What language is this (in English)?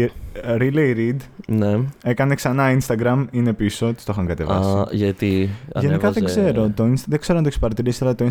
Greek